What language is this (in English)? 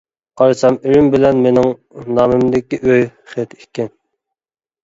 Uyghur